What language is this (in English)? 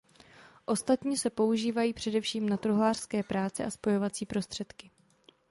Czech